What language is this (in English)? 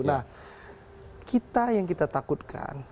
Indonesian